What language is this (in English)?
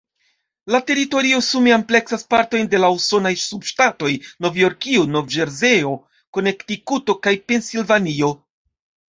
Esperanto